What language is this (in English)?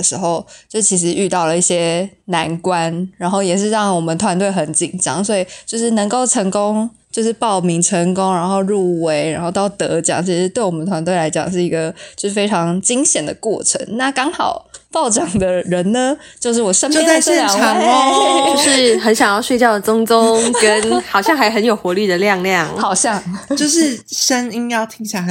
Chinese